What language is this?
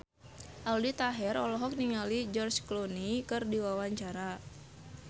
Sundanese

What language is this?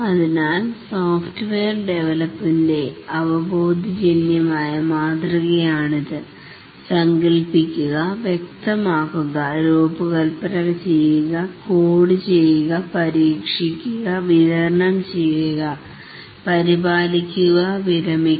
Malayalam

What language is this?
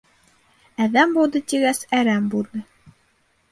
Bashkir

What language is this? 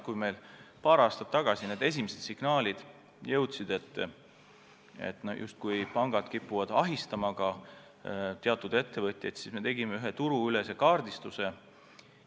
Estonian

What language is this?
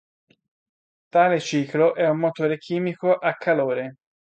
Italian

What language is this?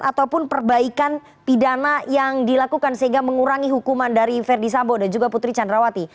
Indonesian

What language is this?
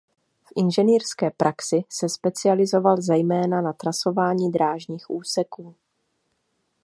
Czech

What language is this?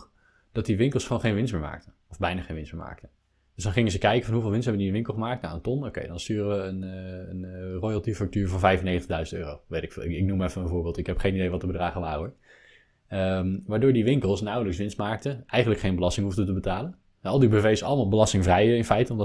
Dutch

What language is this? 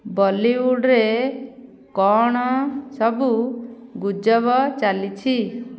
Odia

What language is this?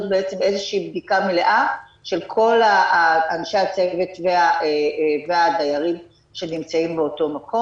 Hebrew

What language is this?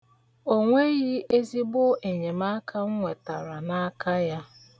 Igbo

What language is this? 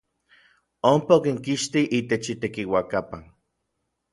Orizaba Nahuatl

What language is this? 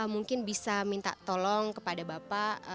Indonesian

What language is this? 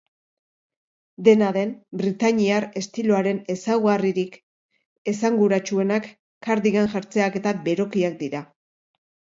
Basque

